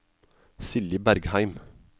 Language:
Norwegian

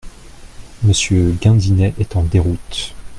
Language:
French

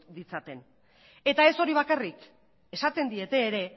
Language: Basque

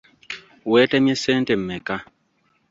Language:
Ganda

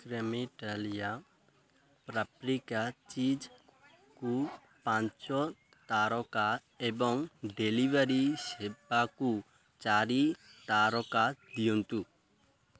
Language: Odia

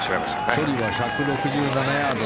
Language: Japanese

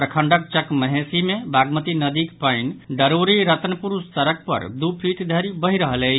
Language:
Maithili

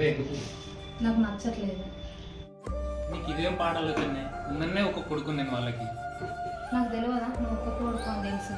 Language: Telugu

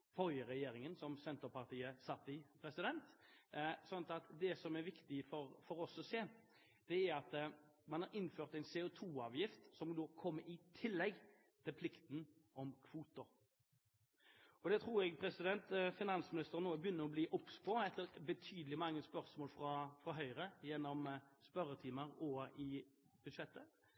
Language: Norwegian Bokmål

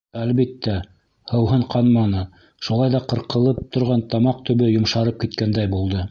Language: Bashkir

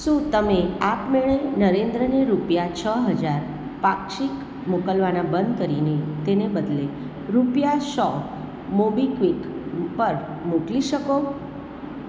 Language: Gujarati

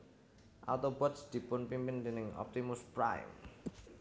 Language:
Javanese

